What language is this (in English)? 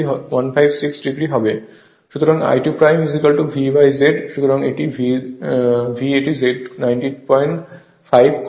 Bangla